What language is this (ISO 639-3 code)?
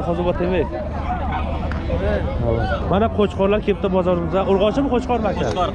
tur